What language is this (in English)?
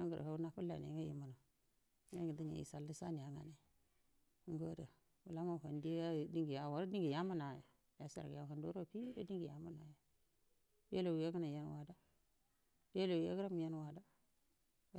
Buduma